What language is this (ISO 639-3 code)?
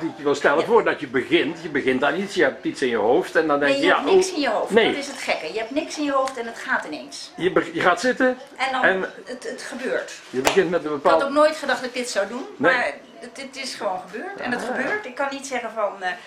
nld